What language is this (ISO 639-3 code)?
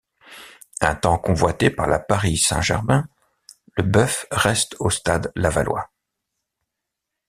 fra